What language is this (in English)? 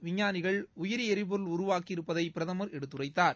Tamil